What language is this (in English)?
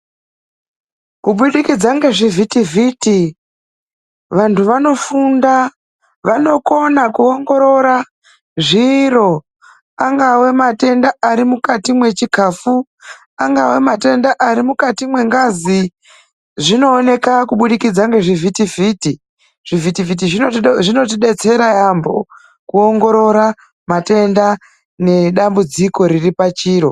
Ndau